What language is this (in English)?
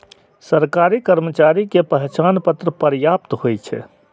Maithili